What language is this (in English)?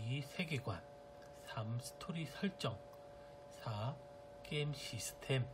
Korean